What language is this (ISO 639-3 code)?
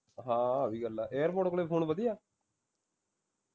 pan